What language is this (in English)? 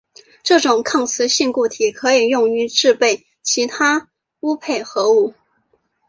Chinese